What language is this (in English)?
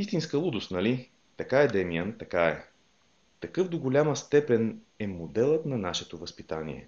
Bulgarian